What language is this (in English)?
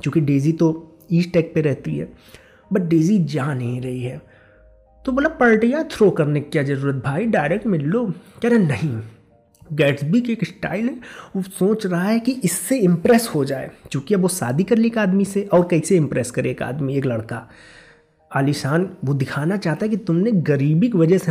Hindi